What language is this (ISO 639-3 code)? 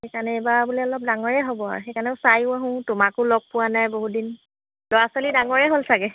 asm